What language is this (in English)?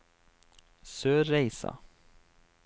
Norwegian